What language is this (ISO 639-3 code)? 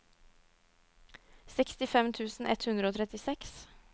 nor